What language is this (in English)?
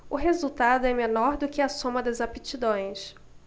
Portuguese